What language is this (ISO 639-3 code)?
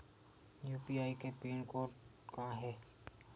hne